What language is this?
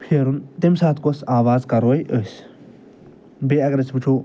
Kashmiri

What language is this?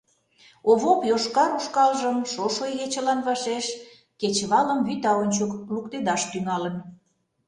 Mari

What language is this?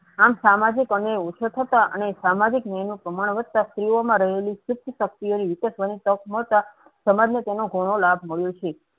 Gujarati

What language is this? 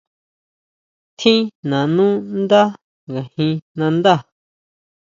Huautla Mazatec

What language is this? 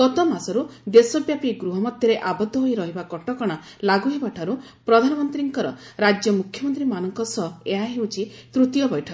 Odia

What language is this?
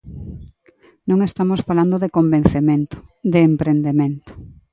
Galician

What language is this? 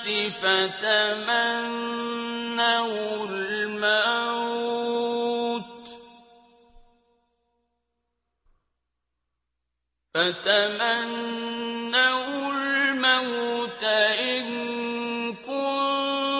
Arabic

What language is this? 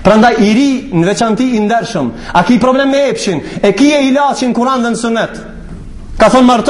Arabic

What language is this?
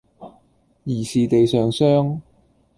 Cantonese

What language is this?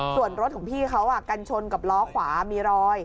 Thai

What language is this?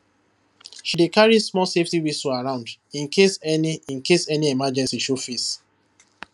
Nigerian Pidgin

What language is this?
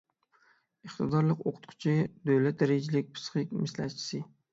Uyghur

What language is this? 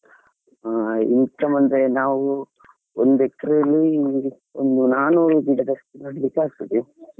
Kannada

